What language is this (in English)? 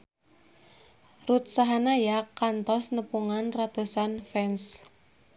Sundanese